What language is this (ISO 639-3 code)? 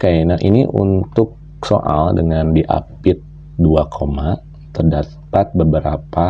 ind